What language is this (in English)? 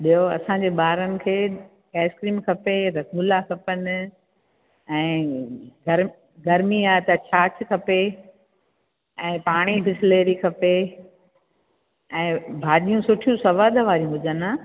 Sindhi